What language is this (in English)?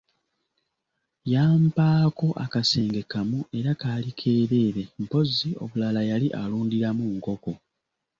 Ganda